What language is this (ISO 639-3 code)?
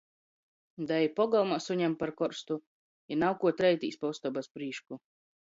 ltg